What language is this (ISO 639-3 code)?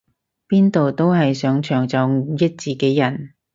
yue